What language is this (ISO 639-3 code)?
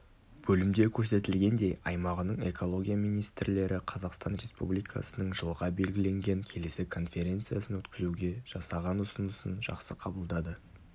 kaz